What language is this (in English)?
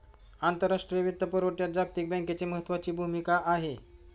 Marathi